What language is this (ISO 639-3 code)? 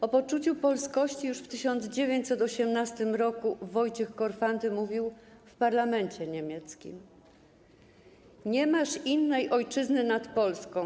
pol